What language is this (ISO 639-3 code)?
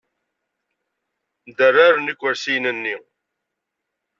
kab